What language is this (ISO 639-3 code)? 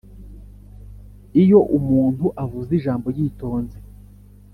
kin